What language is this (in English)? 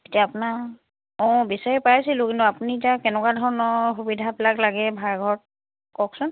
Assamese